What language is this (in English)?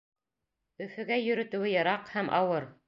Bashkir